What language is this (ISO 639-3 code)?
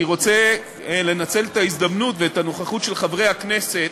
heb